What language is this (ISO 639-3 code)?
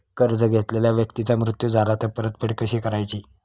mar